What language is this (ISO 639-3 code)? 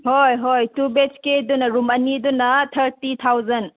mni